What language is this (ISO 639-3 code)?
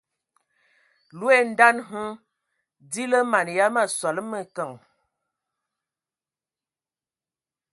ewo